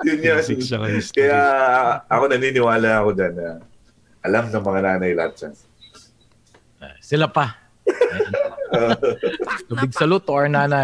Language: Filipino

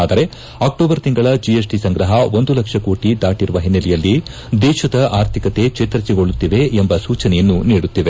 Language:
Kannada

